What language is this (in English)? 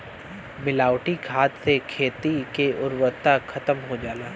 Bhojpuri